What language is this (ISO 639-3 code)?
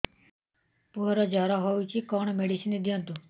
ori